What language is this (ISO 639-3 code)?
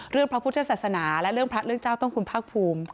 tha